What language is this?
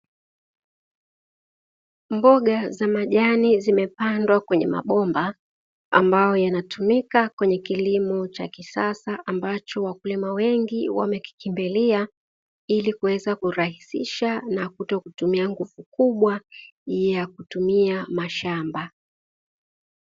Swahili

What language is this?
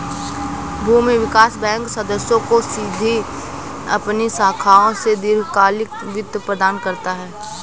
Hindi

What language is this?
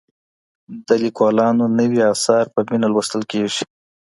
Pashto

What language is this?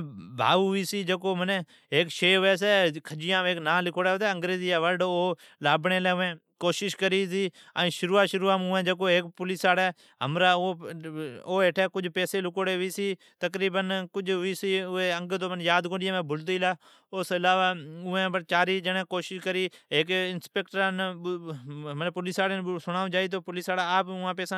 Od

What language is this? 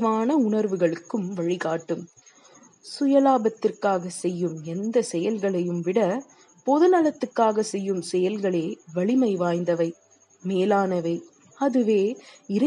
Tamil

